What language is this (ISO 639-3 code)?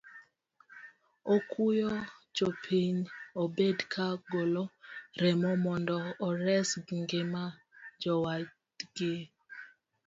luo